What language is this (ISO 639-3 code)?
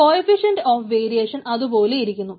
mal